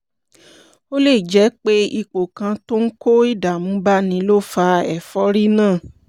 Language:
Yoruba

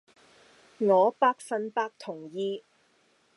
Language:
Cantonese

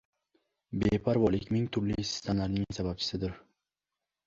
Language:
Uzbek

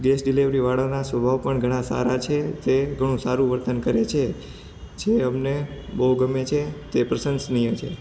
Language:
Gujarati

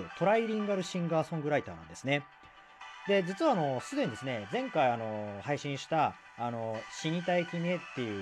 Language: Japanese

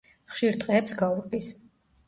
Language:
Georgian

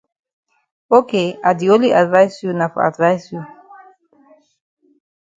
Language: Cameroon Pidgin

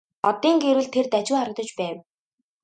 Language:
Mongolian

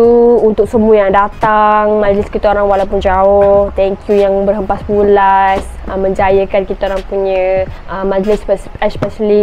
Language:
Malay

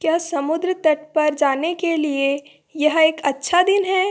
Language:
Hindi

